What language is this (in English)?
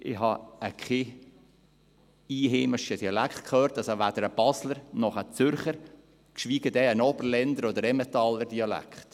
Swiss German